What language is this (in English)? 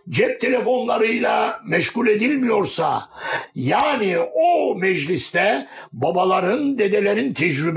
Turkish